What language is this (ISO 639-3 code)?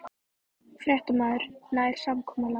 isl